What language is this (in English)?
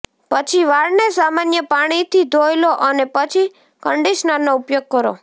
Gujarati